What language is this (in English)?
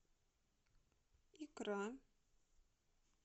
Russian